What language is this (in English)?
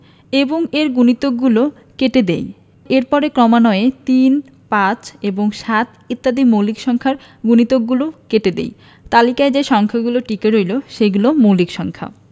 Bangla